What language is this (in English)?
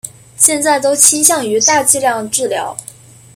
Chinese